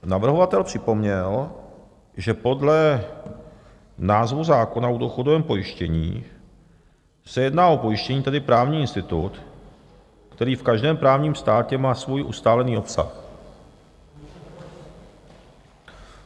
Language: Czech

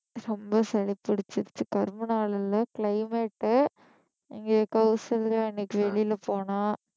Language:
Tamil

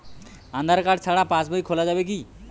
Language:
Bangla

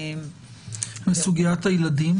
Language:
Hebrew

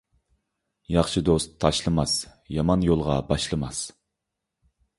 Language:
Uyghur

